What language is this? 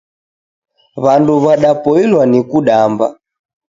Taita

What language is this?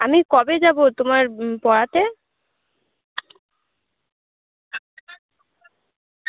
Bangla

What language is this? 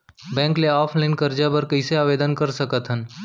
Chhattisgarhi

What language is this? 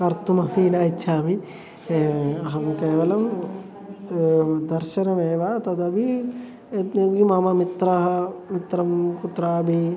Sanskrit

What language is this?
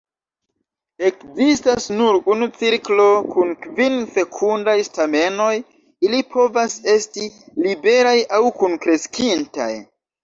Esperanto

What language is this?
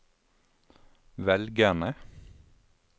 Norwegian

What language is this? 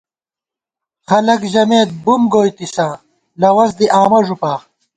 Gawar-Bati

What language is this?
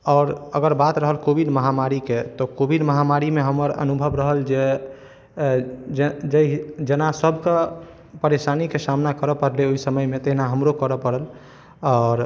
Maithili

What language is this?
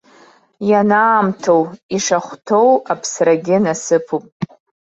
Abkhazian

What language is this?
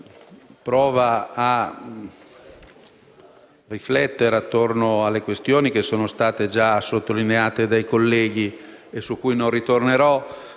Italian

